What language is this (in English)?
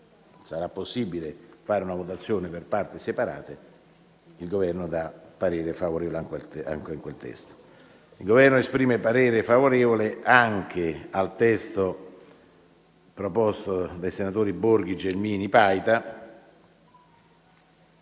Italian